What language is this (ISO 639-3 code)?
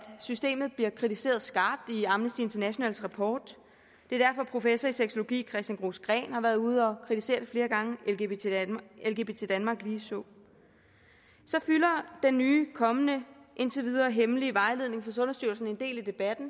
dan